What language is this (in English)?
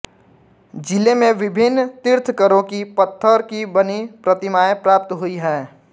Hindi